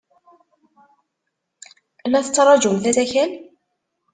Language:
Kabyle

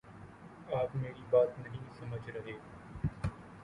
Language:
Urdu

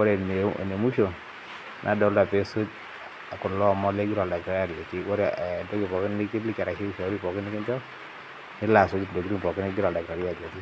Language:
Masai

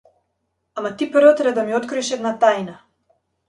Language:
Macedonian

